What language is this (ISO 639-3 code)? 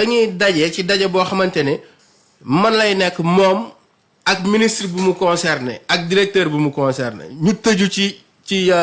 fra